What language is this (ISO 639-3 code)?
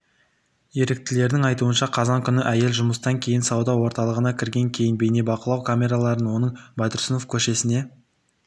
kaz